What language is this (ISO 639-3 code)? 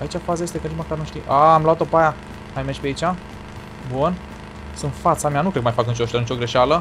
ron